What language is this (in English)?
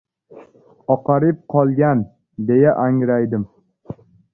Uzbek